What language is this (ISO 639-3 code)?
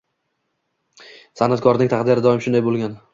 uzb